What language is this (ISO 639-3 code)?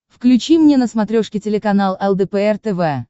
rus